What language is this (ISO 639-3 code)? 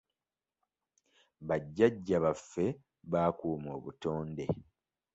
lug